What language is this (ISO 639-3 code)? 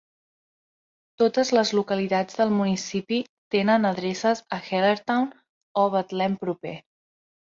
cat